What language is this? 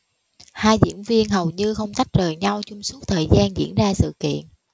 Vietnamese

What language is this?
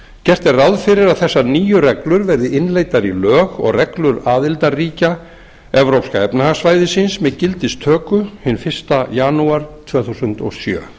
Icelandic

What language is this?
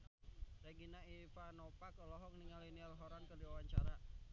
Sundanese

